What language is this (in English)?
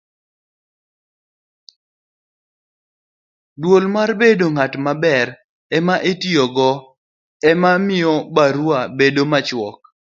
Luo (Kenya and Tanzania)